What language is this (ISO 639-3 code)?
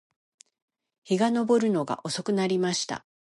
jpn